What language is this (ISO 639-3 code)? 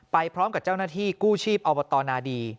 tha